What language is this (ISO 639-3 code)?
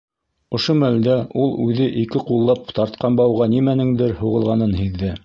bak